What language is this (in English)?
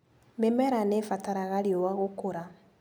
Kikuyu